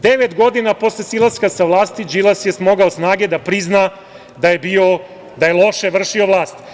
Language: Serbian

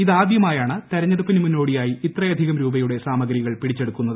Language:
Malayalam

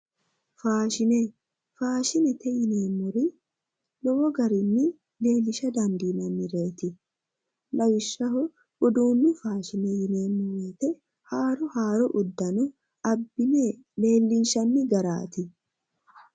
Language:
Sidamo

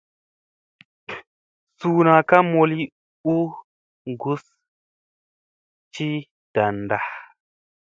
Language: Musey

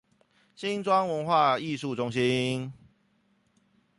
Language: Chinese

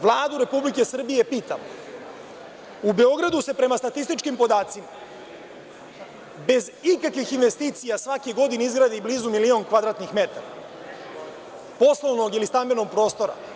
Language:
Serbian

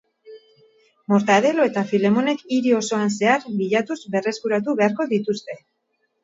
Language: Basque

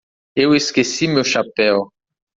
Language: Portuguese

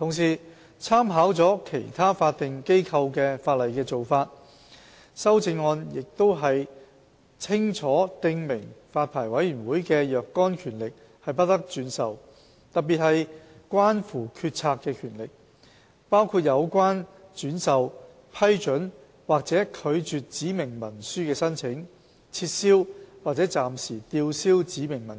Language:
Cantonese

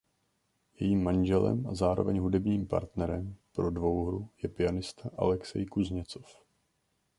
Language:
Czech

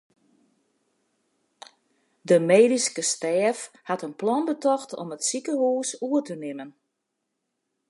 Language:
Western Frisian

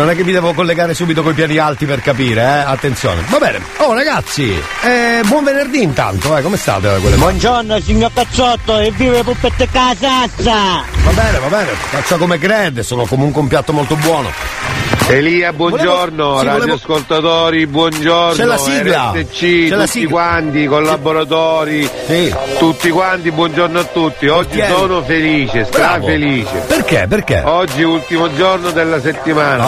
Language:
Italian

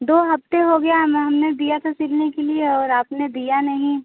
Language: Hindi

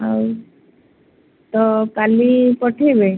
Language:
Odia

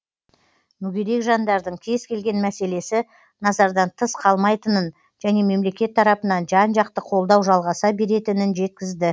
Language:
Kazakh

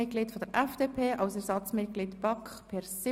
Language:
Swiss German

